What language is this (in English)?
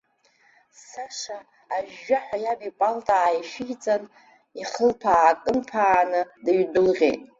Abkhazian